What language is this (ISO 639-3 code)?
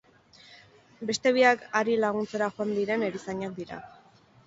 eus